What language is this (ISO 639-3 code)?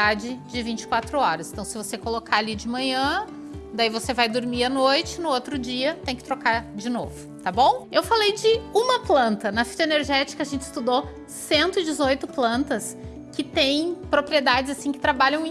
por